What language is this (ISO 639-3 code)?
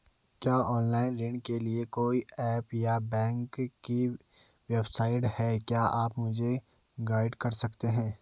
hin